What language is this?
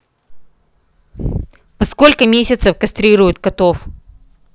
Russian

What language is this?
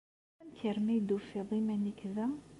Kabyle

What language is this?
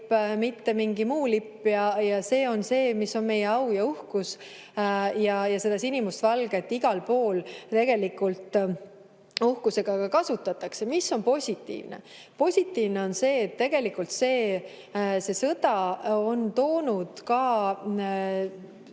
Estonian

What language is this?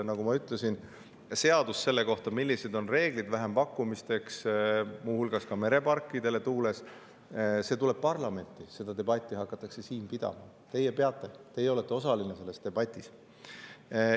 Estonian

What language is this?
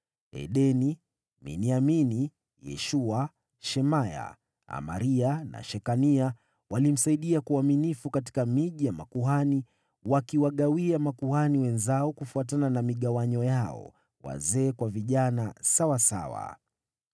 Swahili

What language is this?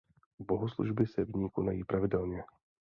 Czech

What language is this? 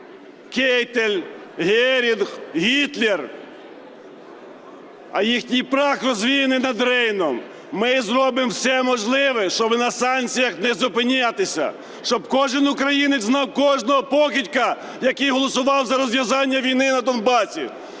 Ukrainian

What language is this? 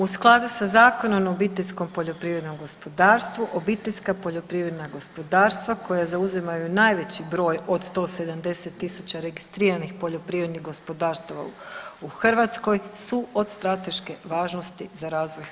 Croatian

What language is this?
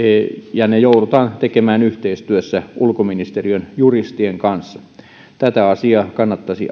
Finnish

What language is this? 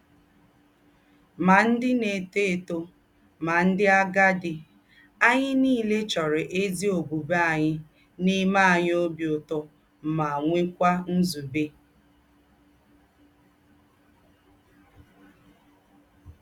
Igbo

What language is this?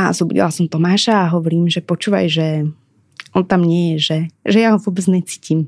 Slovak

